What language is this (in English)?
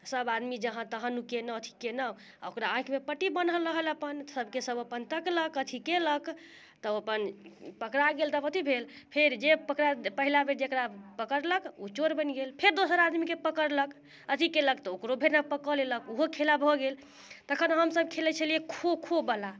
Maithili